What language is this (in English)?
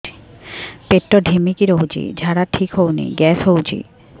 Odia